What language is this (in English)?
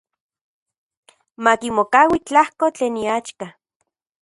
Central Puebla Nahuatl